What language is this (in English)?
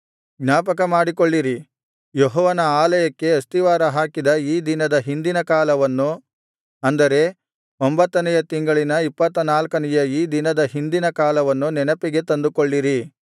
Kannada